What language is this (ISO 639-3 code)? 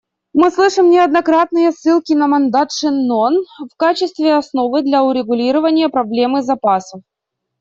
rus